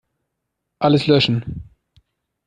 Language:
German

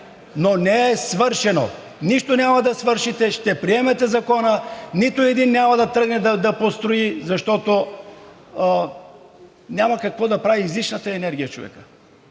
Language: Bulgarian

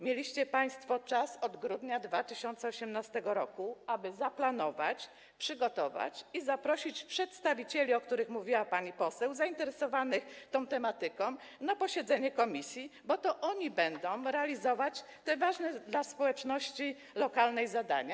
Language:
Polish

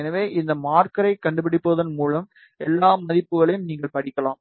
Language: Tamil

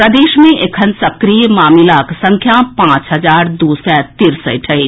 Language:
Maithili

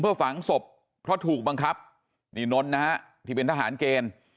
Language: Thai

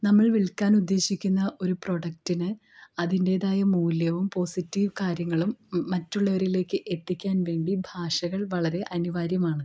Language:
Malayalam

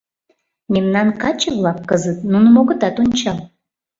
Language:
Mari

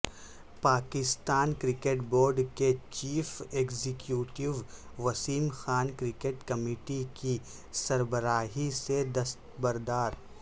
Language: Urdu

